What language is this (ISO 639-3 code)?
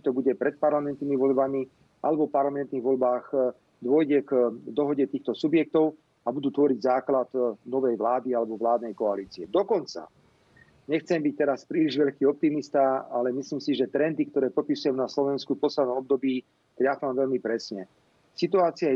ces